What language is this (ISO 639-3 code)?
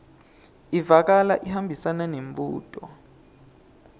ssw